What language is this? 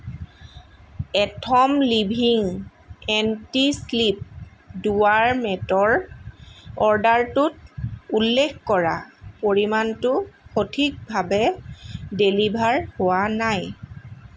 Assamese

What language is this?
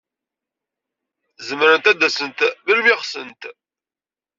Kabyle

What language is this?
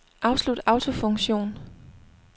Danish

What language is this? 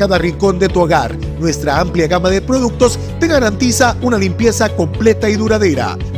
Spanish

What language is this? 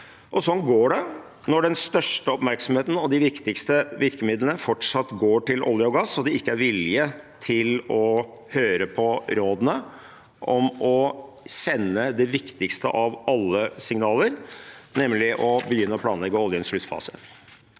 Norwegian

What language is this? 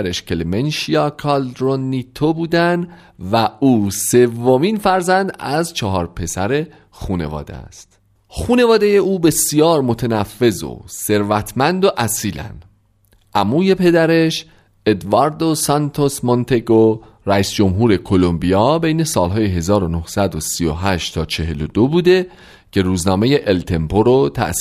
Persian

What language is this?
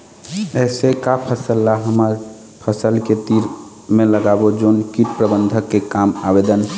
Chhattisgarhi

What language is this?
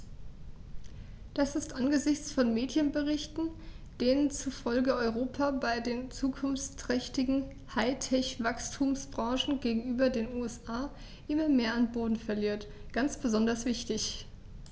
German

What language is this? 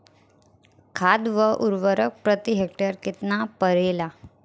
Bhojpuri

